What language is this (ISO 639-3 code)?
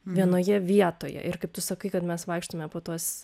lit